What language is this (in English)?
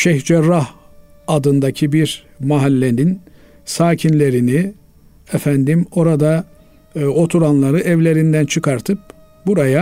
Turkish